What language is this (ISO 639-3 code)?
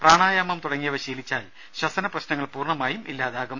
mal